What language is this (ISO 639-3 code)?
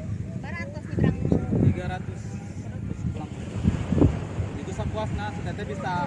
ind